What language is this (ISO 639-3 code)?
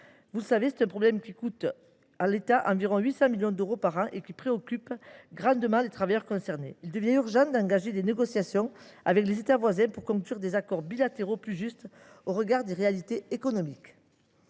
fra